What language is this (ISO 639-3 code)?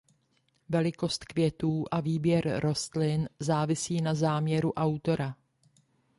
ces